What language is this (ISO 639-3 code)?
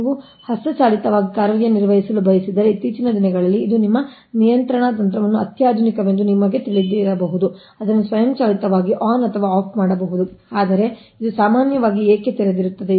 kan